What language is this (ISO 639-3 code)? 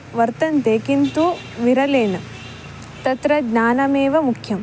san